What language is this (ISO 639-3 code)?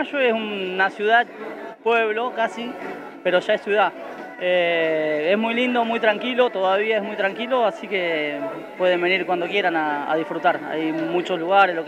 spa